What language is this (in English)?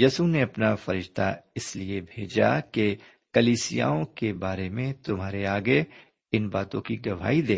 Urdu